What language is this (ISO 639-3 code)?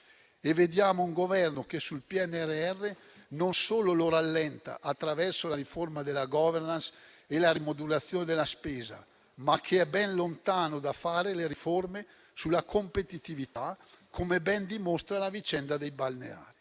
ita